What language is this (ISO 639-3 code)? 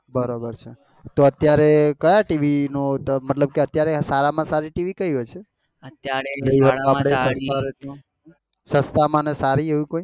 guj